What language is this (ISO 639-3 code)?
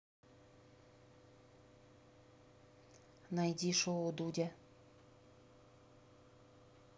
rus